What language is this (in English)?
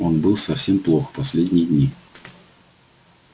Russian